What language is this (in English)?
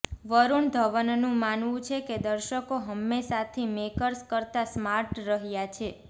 Gujarati